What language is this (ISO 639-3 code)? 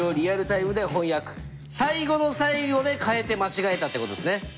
jpn